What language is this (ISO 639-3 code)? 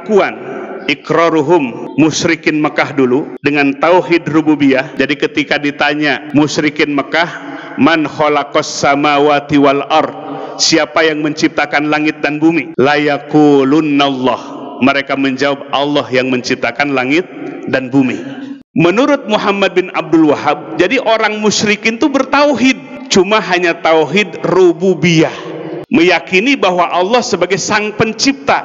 ind